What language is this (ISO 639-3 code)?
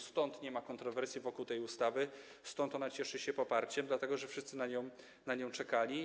pol